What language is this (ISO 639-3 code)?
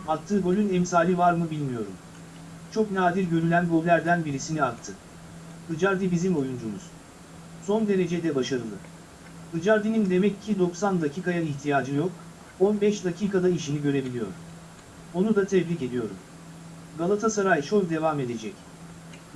tur